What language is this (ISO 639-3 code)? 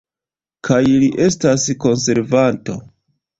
epo